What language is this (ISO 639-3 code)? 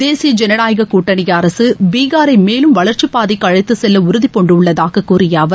tam